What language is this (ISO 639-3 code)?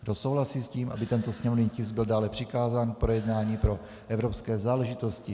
ces